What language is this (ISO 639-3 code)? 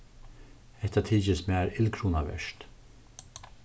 fao